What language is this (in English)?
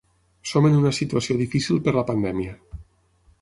Catalan